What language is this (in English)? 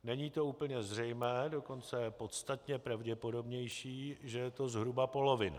Czech